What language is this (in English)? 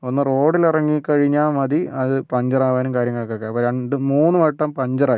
Malayalam